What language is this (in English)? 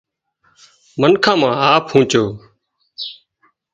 Wadiyara Koli